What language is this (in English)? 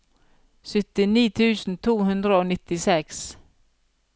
Norwegian